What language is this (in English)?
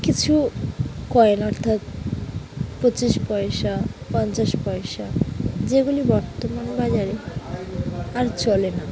Bangla